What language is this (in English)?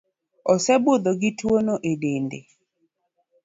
Luo (Kenya and Tanzania)